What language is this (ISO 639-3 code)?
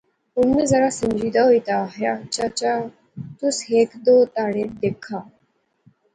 phr